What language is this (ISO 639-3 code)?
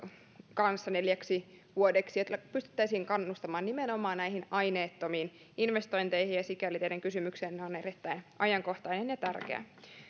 fin